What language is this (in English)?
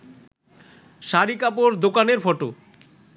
Bangla